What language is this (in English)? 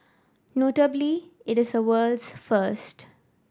English